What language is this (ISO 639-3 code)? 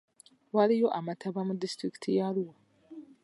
lug